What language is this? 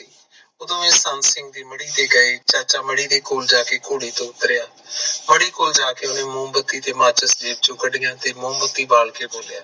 Punjabi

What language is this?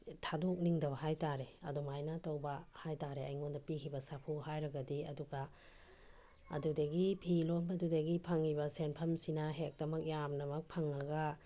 Manipuri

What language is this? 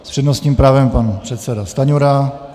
Czech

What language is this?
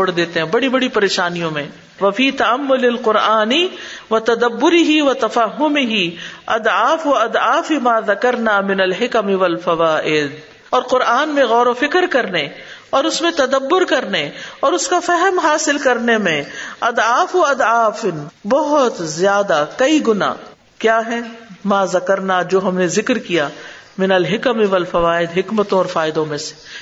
Urdu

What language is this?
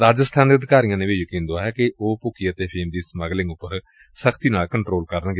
Punjabi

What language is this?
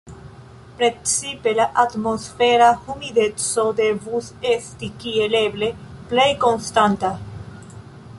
Esperanto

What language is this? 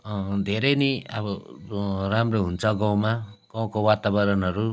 Nepali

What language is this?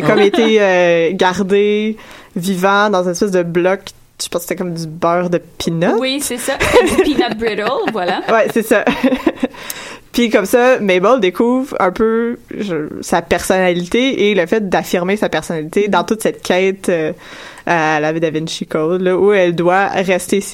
French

